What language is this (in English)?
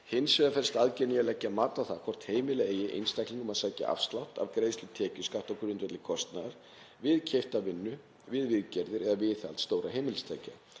Icelandic